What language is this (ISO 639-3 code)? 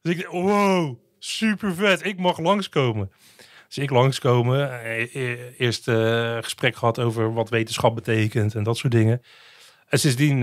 nld